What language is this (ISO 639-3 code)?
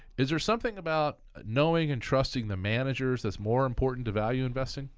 eng